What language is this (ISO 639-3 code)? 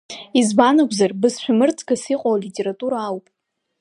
abk